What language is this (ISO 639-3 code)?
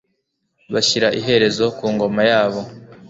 kin